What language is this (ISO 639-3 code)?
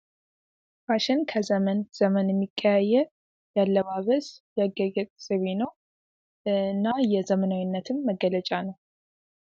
amh